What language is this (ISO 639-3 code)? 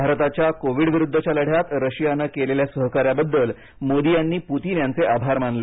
mar